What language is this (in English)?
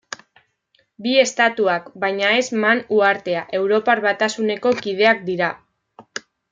Basque